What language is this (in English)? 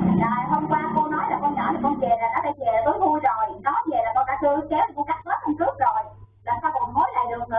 Vietnamese